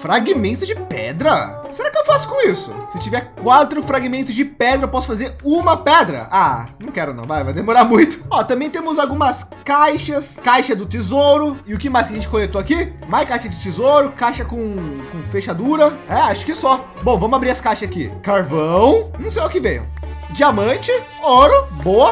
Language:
Portuguese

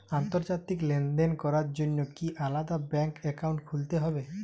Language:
Bangla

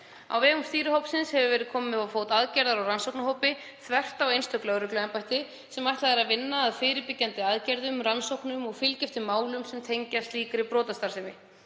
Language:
Icelandic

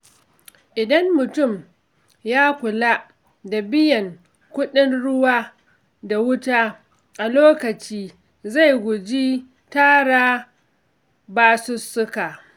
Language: Hausa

